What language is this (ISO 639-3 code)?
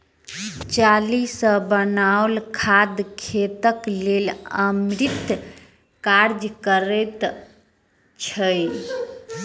mai